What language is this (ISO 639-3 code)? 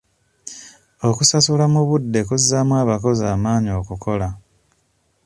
lug